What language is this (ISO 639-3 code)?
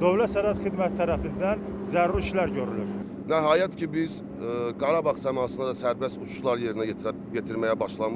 tur